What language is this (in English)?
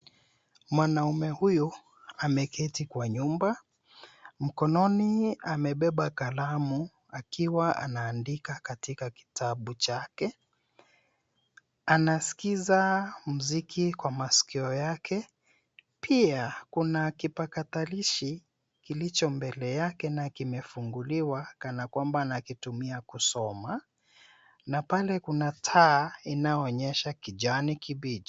Swahili